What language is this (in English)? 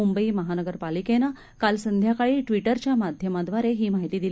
Marathi